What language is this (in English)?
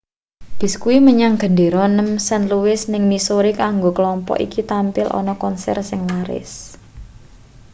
Javanese